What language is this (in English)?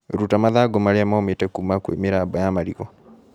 Kikuyu